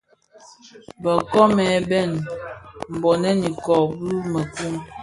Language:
Bafia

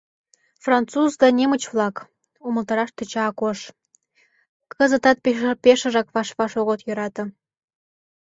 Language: Mari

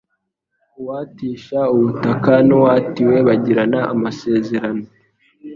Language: Kinyarwanda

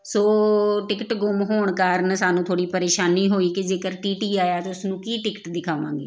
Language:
Punjabi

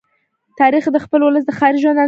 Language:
Pashto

